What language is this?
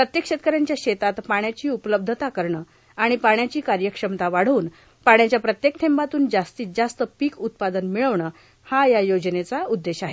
Marathi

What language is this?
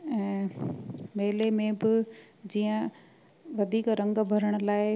Sindhi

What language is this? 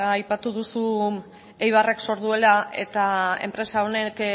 Basque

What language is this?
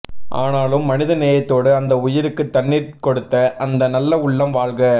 Tamil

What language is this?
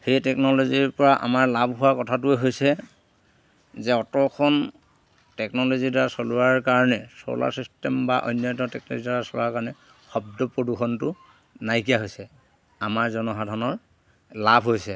Assamese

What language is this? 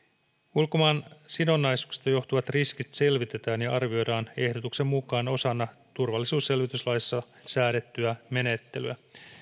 Finnish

